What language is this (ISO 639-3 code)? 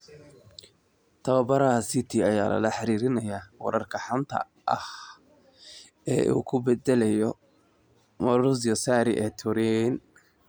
som